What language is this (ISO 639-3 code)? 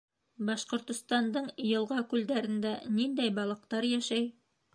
bak